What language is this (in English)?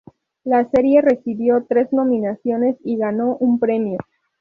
Spanish